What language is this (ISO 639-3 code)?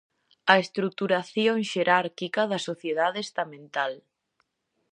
glg